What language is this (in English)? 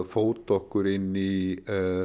Icelandic